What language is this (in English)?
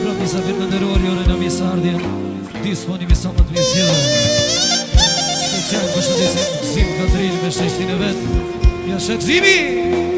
Romanian